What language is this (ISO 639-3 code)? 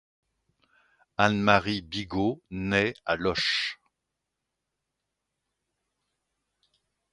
fra